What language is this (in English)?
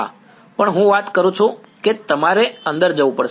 Gujarati